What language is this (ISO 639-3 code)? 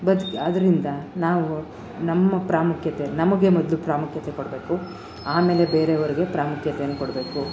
kan